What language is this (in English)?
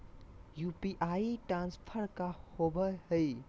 Magahi